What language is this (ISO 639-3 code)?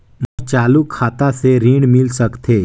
hne